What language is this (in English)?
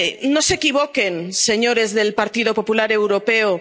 Spanish